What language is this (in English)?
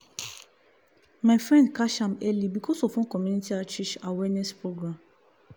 Nigerian Pidgin